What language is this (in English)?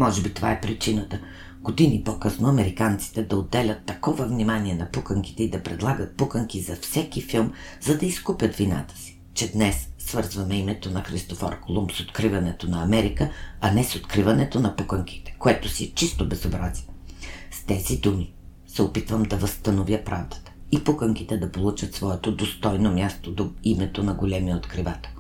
Bulgarian